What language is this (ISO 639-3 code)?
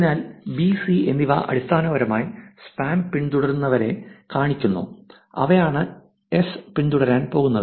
mal